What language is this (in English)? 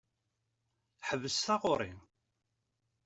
Kabyle